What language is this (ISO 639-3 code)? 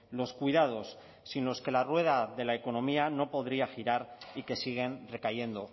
spa